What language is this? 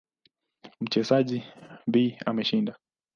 Swahili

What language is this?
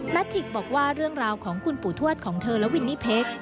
Thai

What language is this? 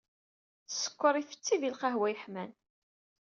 Kabyle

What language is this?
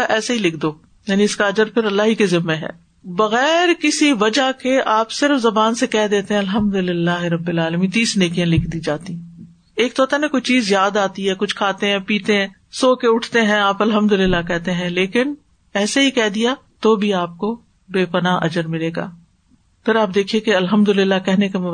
Urdu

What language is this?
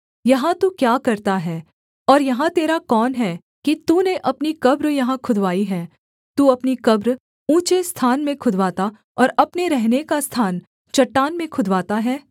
Hindi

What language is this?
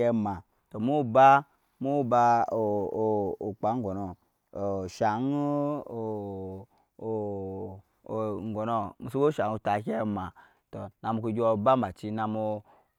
Nyankpa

